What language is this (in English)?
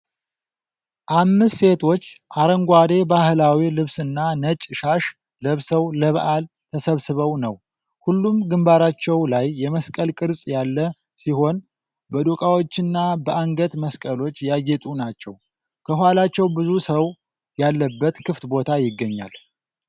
Amharic